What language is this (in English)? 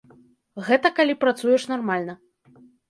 Belarusian